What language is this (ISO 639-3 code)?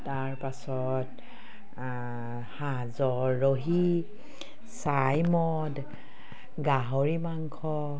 asm